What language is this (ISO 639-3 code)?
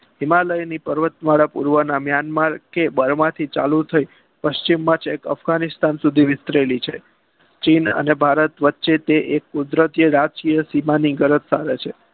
guj